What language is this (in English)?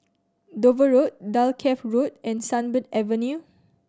English